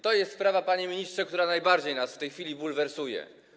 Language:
Polish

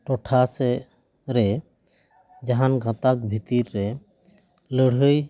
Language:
Santali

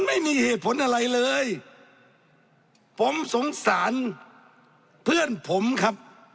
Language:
Thai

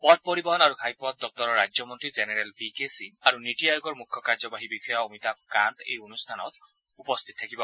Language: Assamese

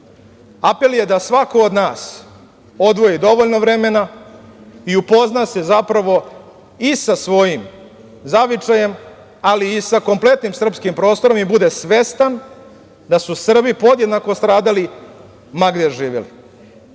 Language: Serbian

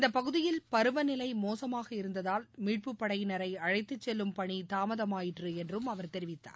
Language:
Tamil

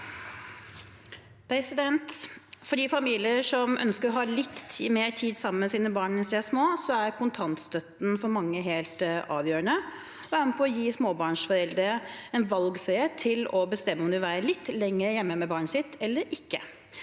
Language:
Norwegian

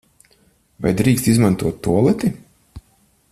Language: Latvian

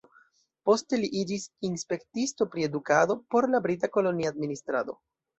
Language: Esperanto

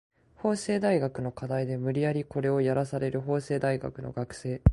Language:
Japanese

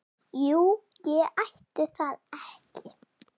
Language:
Icelandic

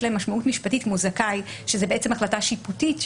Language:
Hebrew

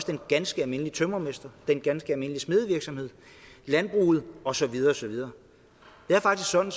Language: Danish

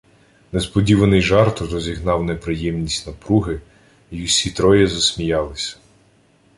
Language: Ukrainian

